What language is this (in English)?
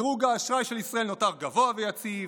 Hebrew